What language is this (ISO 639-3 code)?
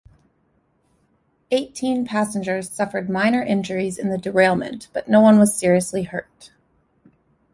eng